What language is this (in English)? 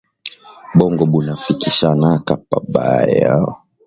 Swahili